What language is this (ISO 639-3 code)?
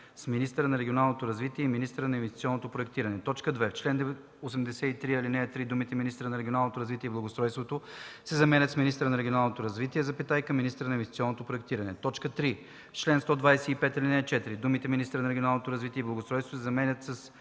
bul